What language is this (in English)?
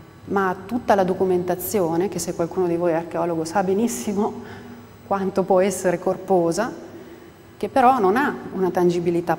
Italian